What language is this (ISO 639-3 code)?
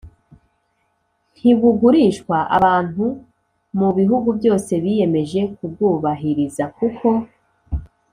kin